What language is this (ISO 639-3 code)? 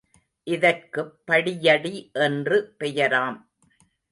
tam